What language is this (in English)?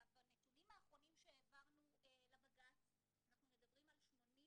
Hebrew